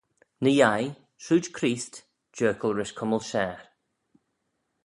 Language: Manx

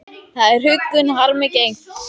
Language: Icelandic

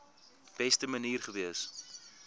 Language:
Afrikaans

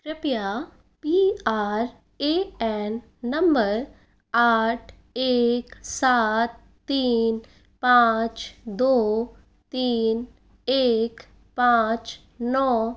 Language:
Hindi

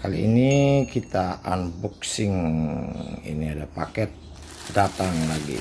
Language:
Indonesian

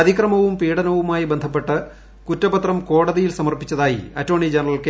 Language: Malayalam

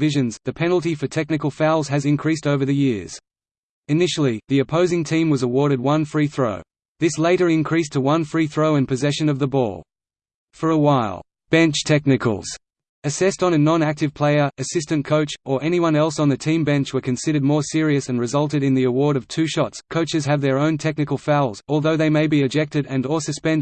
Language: English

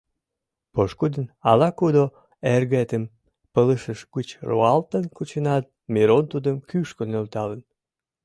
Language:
Mari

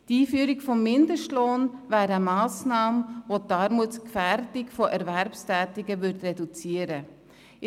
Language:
Swiss German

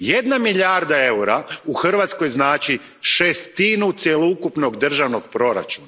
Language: Croatian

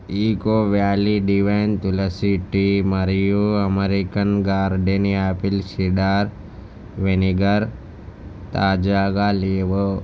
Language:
Telugu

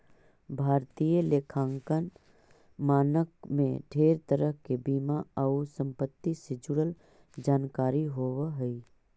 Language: Magahi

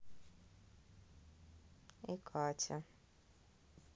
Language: Russian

